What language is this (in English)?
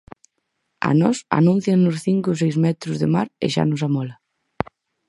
Galician